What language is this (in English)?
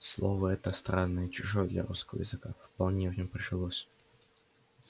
Russian